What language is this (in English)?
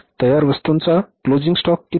Marathi